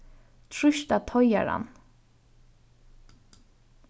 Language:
Faroese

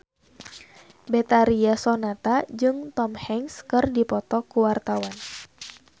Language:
Sundanese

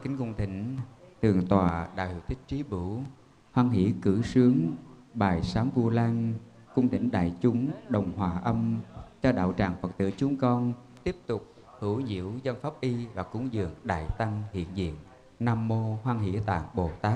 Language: Vietnamese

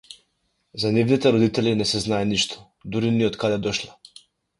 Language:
Macedonian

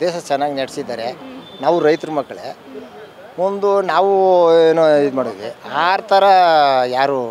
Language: Kannada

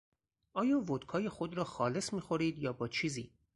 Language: Persian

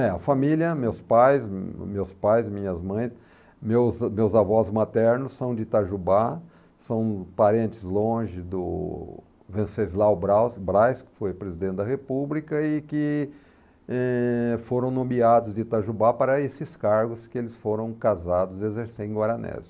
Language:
Portuguese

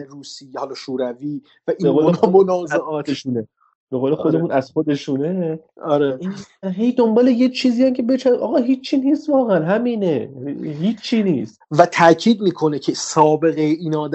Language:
Persian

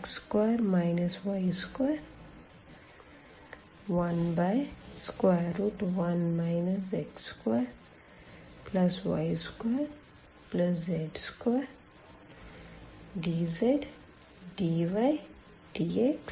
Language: Hindi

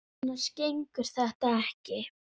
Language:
Icelandic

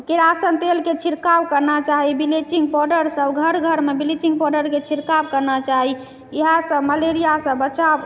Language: Maithili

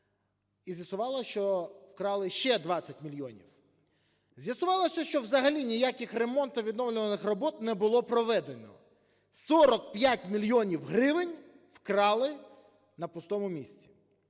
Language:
Ukrainian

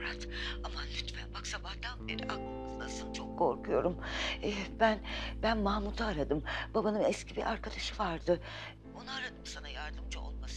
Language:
Turkish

